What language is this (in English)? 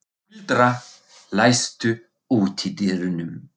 Icelandic